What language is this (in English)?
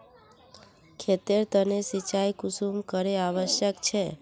Magahi